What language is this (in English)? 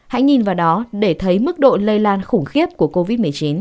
Vietnamese